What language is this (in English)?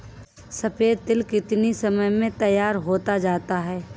Hindi